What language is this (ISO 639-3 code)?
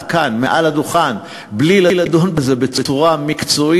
heb